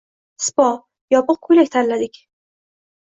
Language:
Uzbek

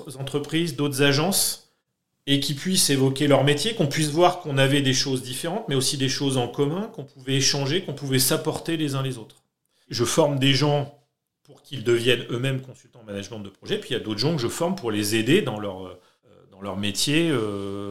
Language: French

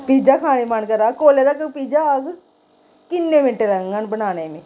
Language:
Dogri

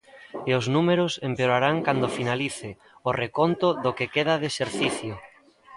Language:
Galician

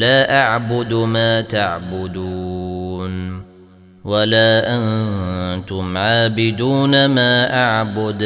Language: Arabic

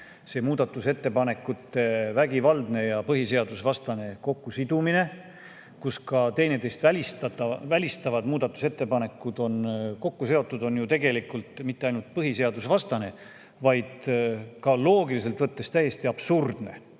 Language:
Estonian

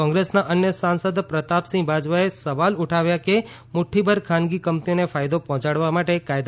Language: Gujarati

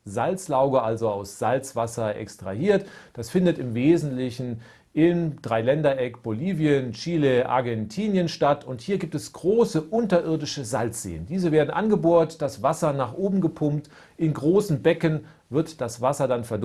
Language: German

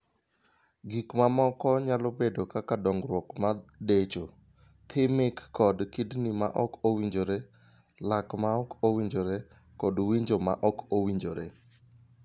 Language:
Luo (Kenya and Tanzania)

